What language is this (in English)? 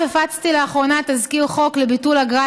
Hebrew